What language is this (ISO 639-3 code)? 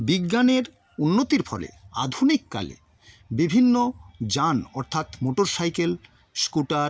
ben